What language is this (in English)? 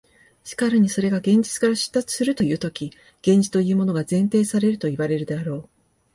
Japanese